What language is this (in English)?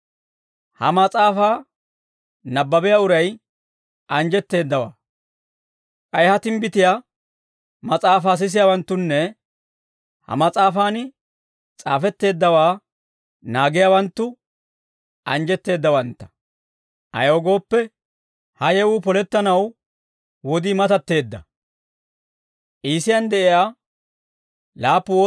Dawro